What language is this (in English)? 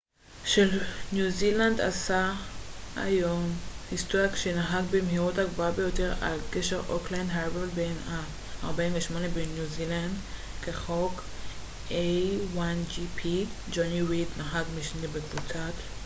Hebrew